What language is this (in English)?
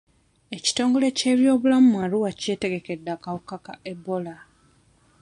Ganda